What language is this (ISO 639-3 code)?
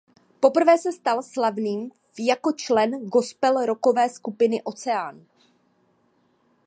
ces